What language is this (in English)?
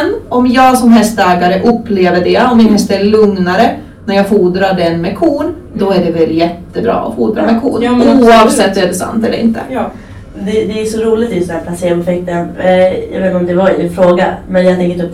Swedish